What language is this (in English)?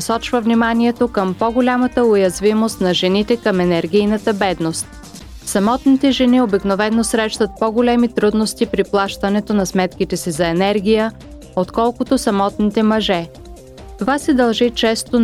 Bulgarian